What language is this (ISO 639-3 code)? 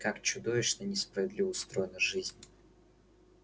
rus